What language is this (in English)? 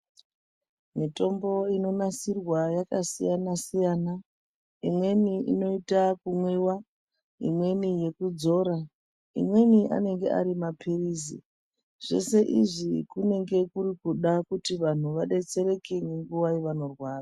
Ndau